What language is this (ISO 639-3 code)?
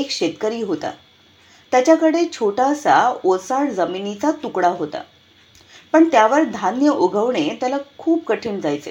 mar